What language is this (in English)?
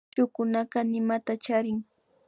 Imbabura Highland Quichua